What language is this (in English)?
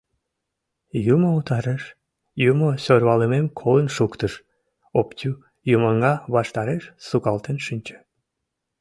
Mari